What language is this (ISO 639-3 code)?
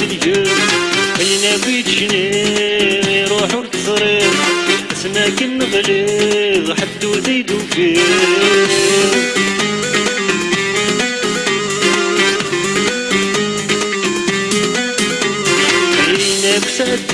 ara